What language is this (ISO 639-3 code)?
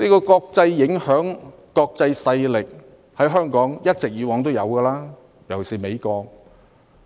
yue